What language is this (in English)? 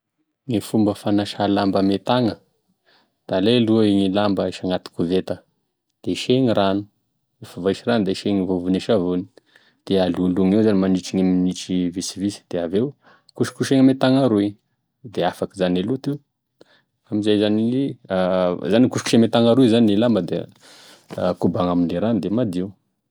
Tesaka Malagasy